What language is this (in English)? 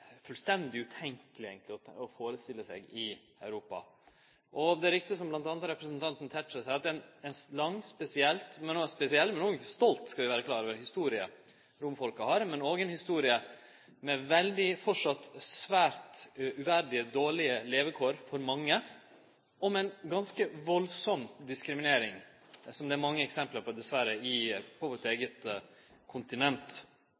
Norwegian Nynorsk